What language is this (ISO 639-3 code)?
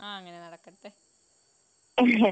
mal